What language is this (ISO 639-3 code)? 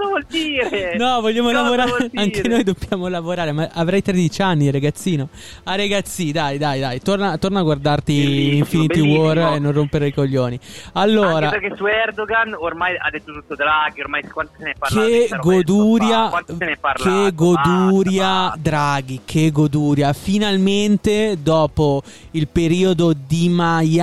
ita